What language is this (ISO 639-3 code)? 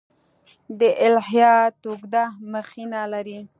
pus